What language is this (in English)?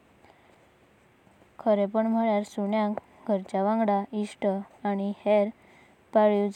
Konkani